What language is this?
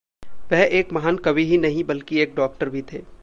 Hindi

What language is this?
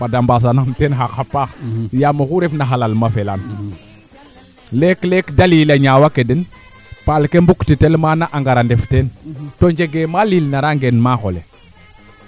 Serer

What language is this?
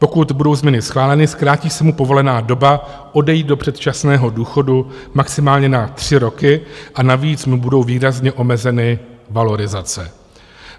Czech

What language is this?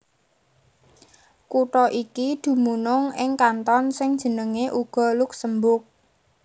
Javanese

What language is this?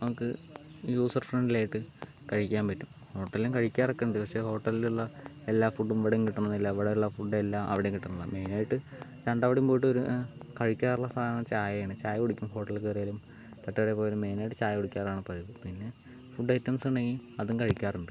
Malayalam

